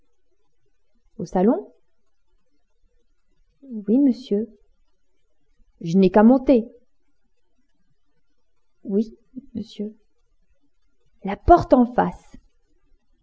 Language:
French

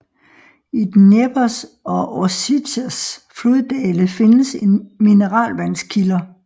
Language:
Danish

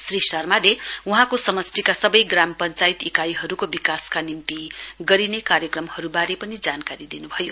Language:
Nepali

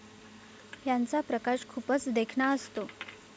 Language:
Marathi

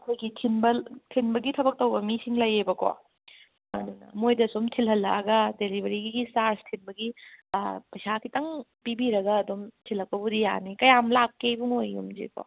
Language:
Manipuri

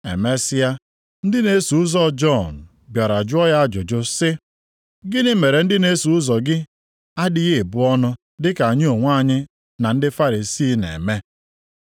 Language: Igbo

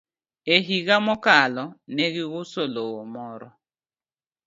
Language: Luo (Kenya and Tanzania)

